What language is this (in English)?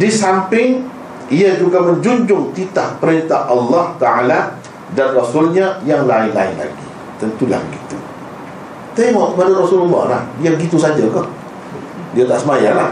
Malay